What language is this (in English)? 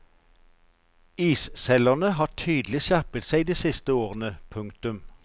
Norwegian